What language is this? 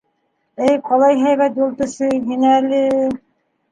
Bashkir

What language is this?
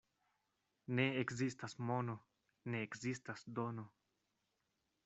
Esperanto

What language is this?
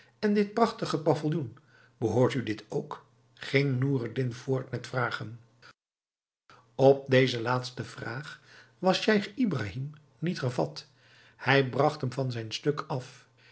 Dutch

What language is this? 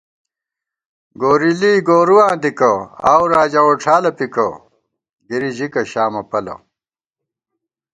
Gawar-Bati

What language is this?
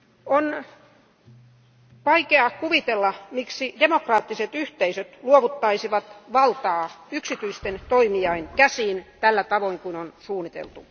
Finnish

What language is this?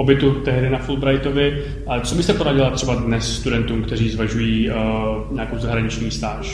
Czech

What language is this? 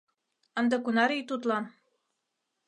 Mari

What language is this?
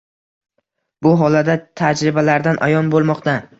Uzbek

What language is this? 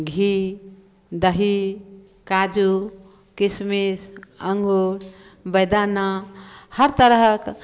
Maithili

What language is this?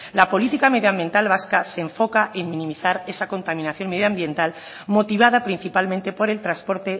Spanish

